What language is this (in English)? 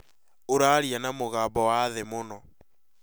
Kikuyu